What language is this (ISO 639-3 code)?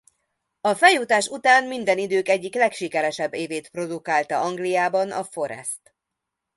hun